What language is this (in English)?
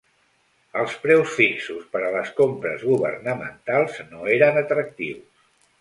Catalan